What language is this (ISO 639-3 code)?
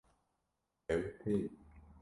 kur